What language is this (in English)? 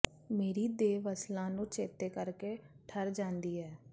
Punjabi